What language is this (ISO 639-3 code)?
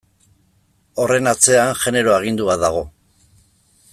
eus